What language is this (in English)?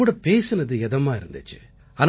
Tamil